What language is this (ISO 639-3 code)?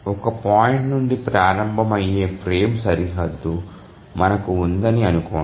tel